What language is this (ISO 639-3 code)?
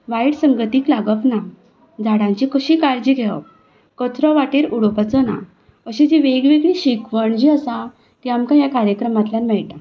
kok